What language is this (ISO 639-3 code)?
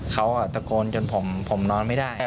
tha